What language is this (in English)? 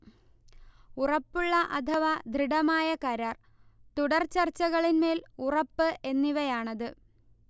Malayalam